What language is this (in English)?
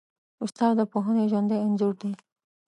Pashto